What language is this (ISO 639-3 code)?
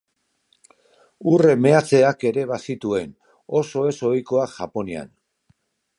eus